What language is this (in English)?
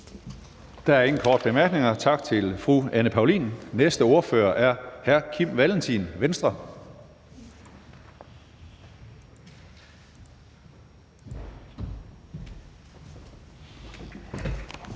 Danish